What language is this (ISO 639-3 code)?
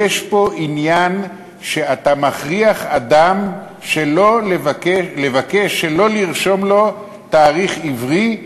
heb